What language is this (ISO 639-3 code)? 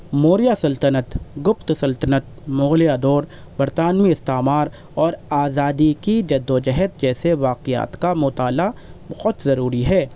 urd